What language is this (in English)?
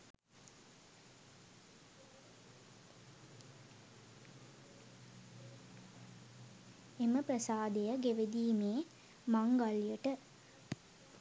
Sinhala